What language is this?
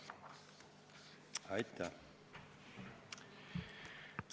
Estonian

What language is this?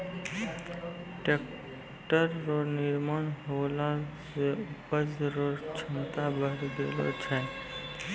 Maithili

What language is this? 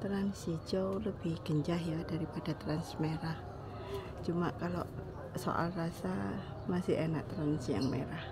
Indonesian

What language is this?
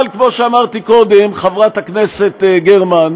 Hebrew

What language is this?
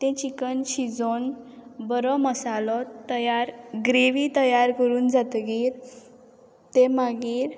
Konkani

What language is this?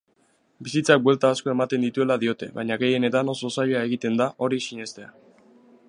Basque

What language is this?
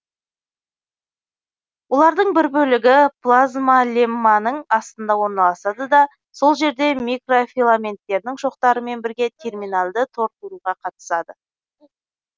Kazakh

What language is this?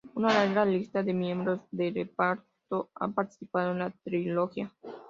Spanish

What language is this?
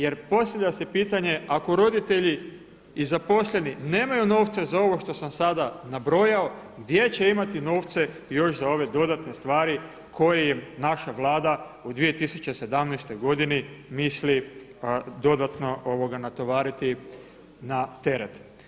Croatian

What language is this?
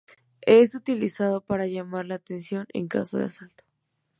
Spanish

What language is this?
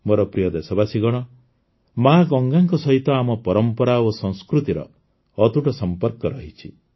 Odia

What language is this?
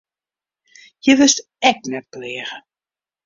Western Frisian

